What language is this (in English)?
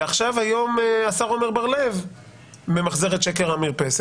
Hebrew